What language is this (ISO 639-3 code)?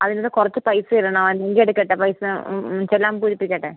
mal